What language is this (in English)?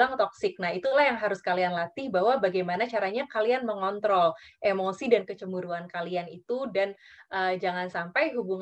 Indonesian